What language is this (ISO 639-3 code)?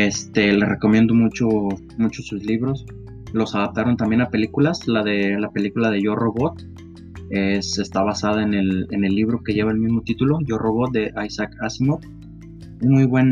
spa